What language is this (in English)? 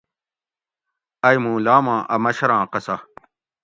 Gawri